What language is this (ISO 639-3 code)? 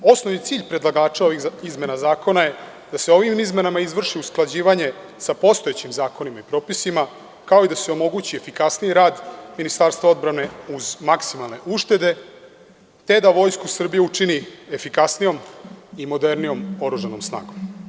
srp